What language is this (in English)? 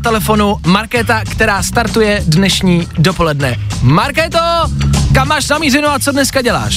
Czech